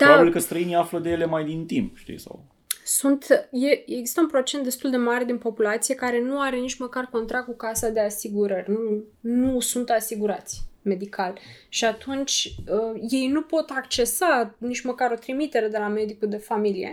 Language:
Romanian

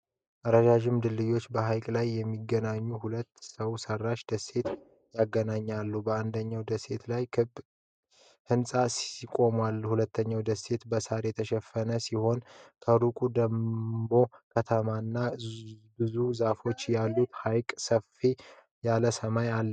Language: Amharic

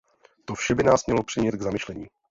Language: Czech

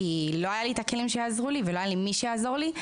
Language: Hebrew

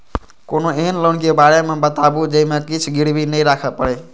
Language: Maithili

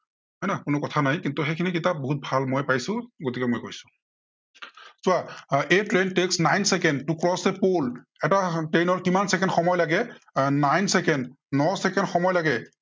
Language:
Assamese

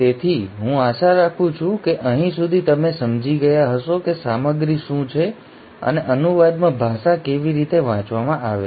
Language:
Gujarati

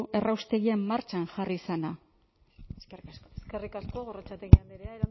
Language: Basque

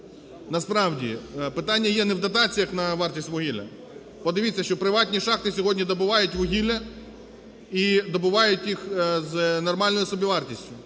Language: Ukrainian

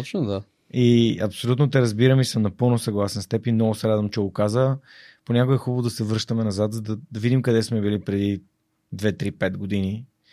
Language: Bulgarian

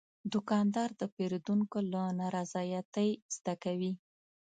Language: Pashto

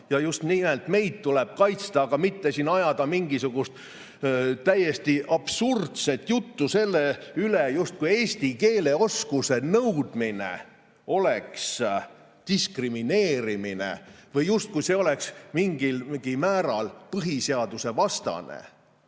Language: Estonian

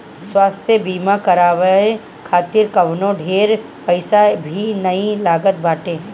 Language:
Bhojpuri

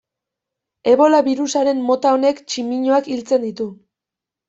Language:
Basque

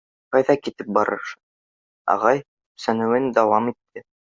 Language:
Bashkir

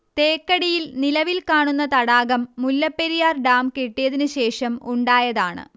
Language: Malayalam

